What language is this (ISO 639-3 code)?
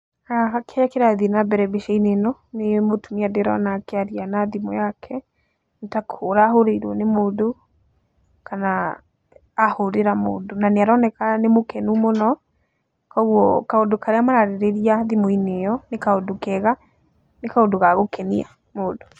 kik